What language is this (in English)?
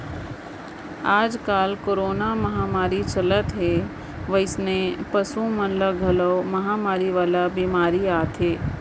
Chhattisgarhi